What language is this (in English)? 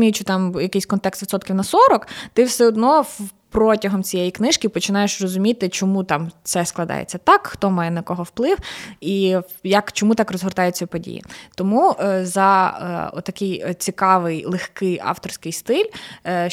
Ukrainian